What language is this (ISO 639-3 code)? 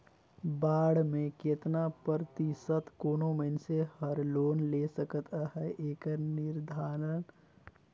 hne